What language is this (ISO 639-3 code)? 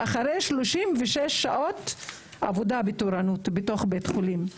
heb